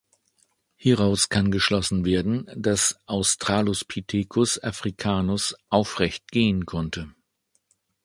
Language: German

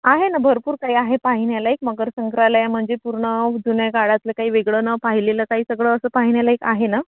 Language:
Marathi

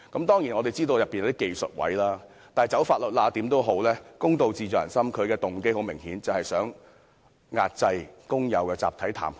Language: Cantonese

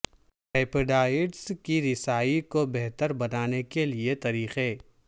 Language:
Urdu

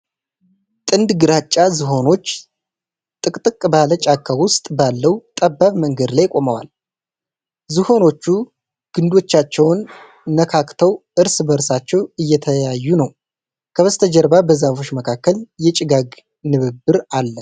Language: Amharic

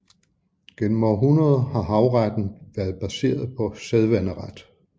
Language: Danish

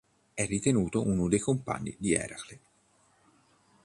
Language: Italian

